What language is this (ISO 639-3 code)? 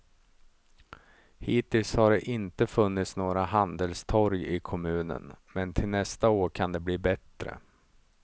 swe